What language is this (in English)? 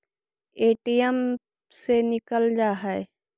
Magahi